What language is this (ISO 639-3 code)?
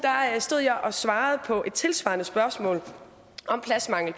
dan